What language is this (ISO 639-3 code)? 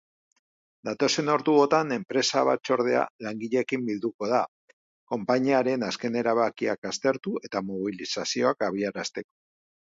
eus